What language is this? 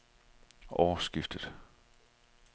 Danish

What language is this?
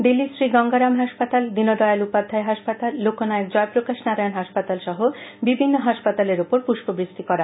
Bangla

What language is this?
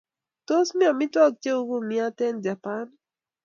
Kalenjin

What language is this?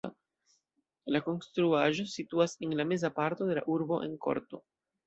Esperanto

